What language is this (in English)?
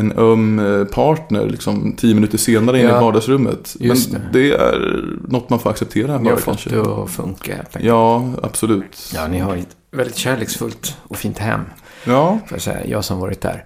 Swedish